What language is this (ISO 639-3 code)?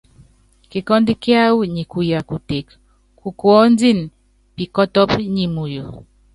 yav